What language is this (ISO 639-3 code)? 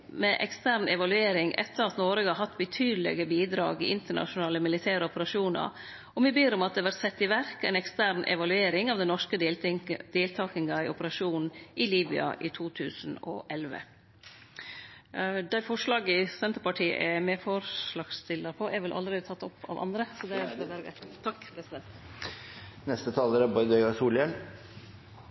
nor